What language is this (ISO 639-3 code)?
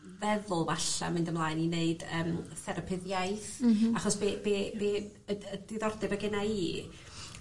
cym